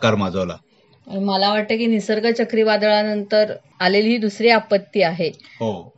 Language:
Marathi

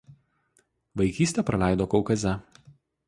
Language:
Lithuanian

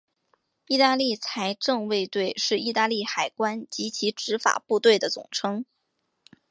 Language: Chinese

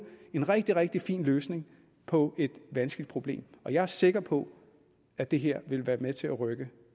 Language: Danish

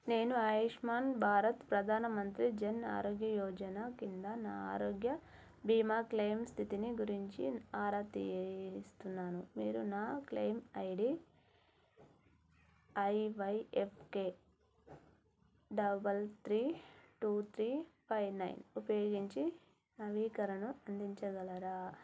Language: Telugu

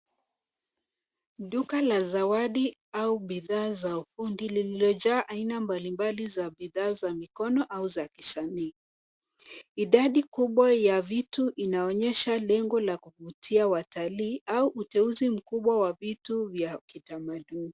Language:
Swahili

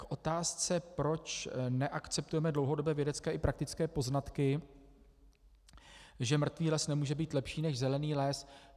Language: Czech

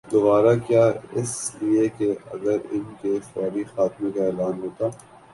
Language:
Urdu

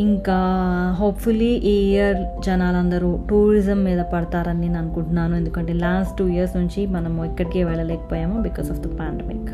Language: Telugu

